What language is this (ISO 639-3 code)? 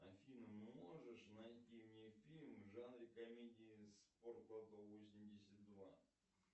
rus